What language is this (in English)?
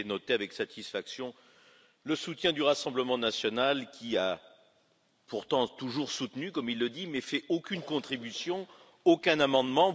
French